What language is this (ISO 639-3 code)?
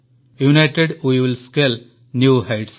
ori